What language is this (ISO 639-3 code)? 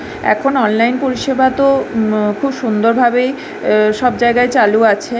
ben